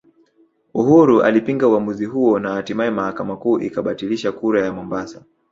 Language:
Swahili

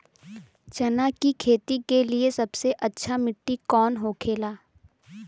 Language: Bhojpuri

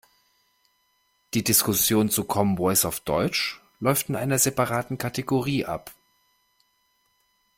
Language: German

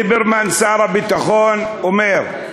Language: Hebrew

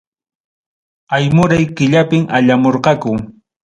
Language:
Ayacucho Quechua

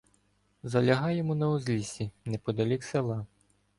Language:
Ukrainian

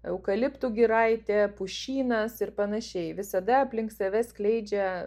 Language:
Lithuanian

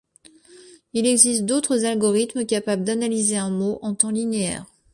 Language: French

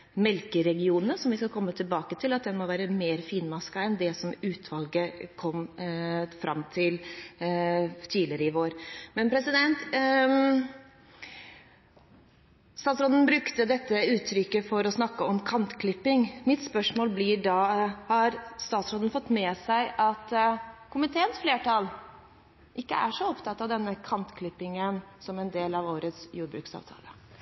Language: Norwegian Bokmål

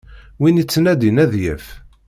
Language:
Kabyle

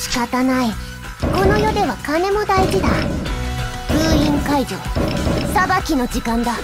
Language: Japanese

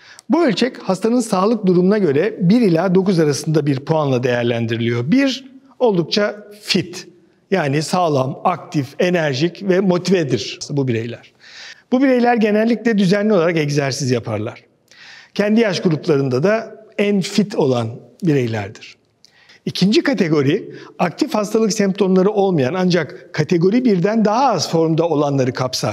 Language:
Turkish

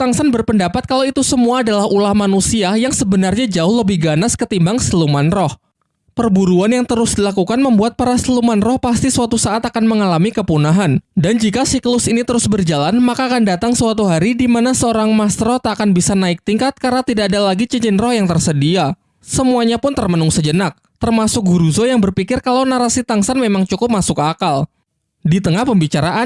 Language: Indonesian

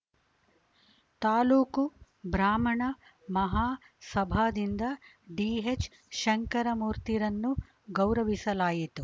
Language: Kannada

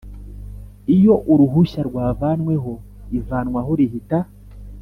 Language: Kinyarwanda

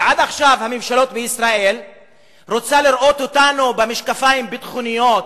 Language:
Hebrew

